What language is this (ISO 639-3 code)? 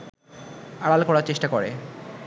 ben